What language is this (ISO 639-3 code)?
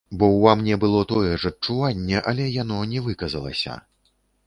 bel